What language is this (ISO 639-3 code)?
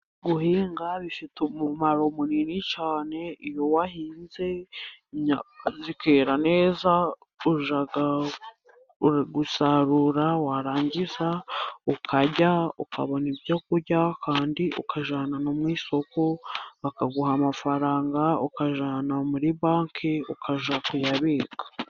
kin